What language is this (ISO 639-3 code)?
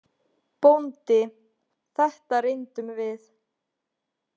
isl